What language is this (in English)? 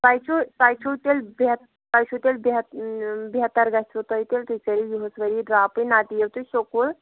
Kashmiri